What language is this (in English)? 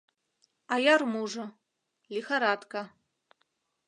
Mari